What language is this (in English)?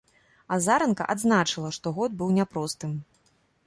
Belarusian